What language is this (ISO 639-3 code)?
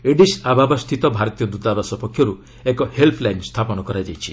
ori